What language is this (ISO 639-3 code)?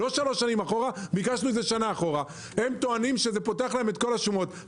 heb